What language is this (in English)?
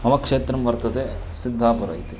Sanskrit